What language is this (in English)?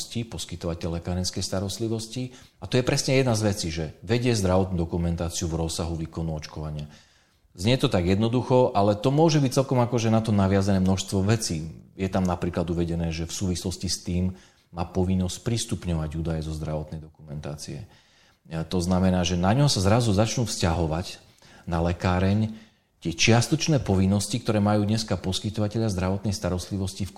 Slovak